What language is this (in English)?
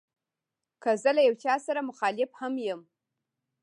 Pashto